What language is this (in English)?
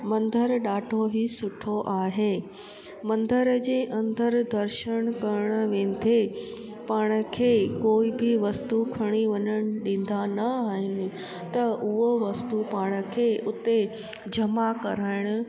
Sindhi